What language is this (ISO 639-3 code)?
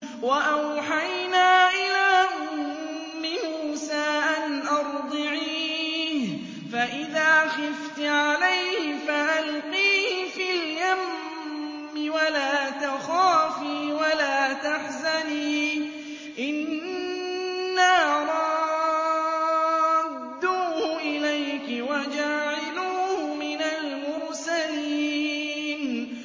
ara